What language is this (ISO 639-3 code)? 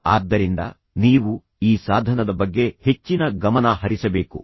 kan